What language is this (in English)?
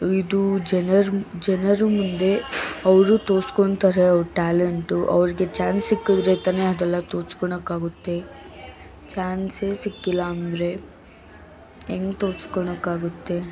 Kannada